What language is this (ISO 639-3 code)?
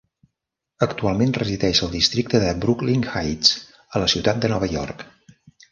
cat